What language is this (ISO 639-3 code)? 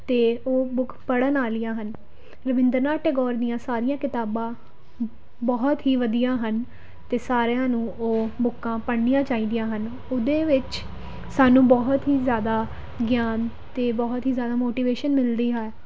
pan